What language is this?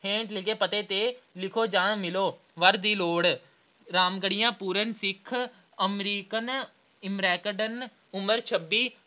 Punjabi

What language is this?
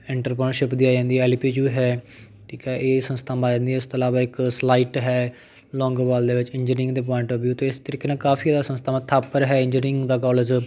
Punjabi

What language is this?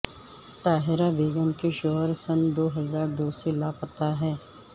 Urdu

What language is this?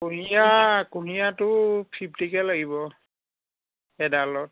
Assamese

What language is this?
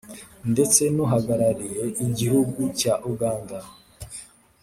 Kinyarwanda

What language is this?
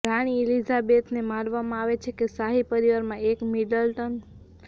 Gujarati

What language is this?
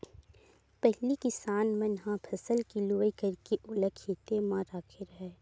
Chhattisgarhi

